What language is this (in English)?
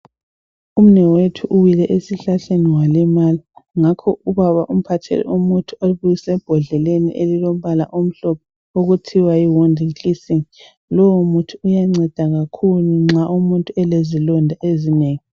North Ndebele